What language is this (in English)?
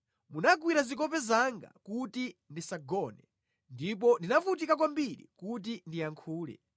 Nyanja